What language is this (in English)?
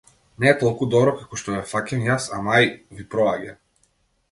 Macedonian